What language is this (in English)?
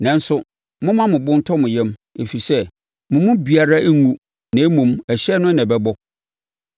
Akan